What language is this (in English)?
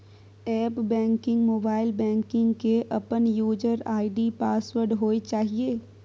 Maithili